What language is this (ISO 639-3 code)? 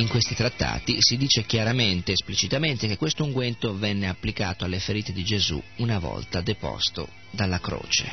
ita